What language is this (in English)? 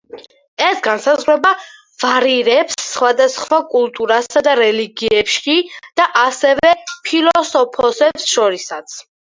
Georgian